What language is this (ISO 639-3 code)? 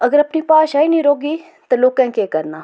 doi